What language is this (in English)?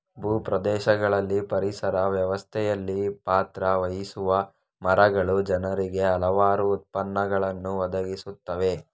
Kannada